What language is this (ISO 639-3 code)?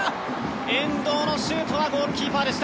jpn